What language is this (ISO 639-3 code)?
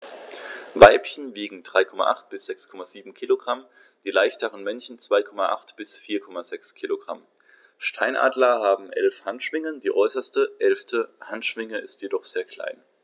deu